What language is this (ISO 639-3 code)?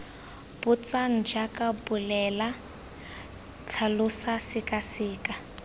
tsn